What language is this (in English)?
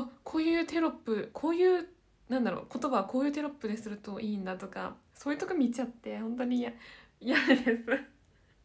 Japanese